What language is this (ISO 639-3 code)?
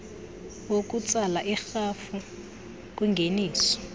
xho